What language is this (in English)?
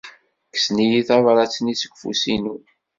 Kabyle